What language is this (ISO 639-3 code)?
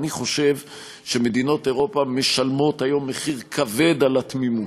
heb